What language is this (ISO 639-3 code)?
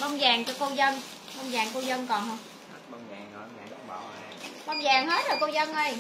vie